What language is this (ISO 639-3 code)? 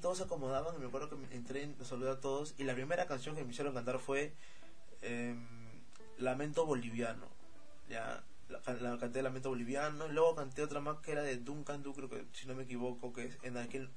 spa